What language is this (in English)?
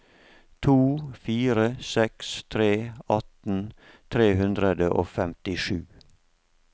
Norwegian